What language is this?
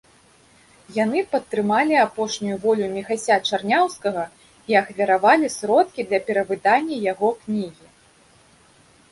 Belarusian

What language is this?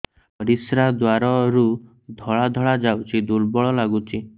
Odia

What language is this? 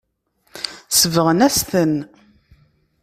Kabyle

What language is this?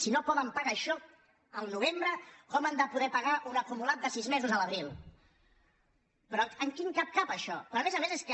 Catalan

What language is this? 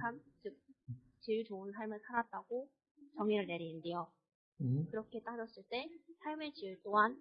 Korean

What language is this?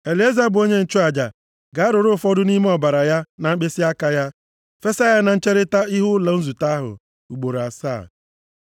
Igbo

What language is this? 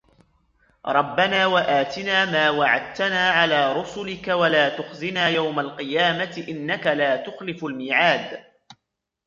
Arabic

